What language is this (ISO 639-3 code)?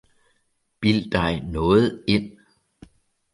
dan